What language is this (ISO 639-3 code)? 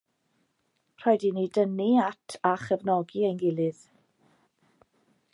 cym